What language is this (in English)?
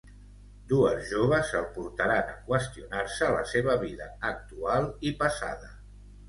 Catalan